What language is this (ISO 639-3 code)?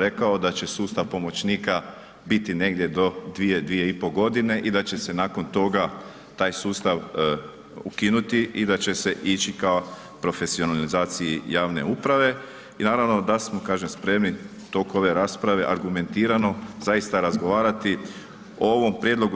hrv